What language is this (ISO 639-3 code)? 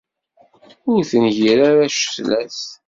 kab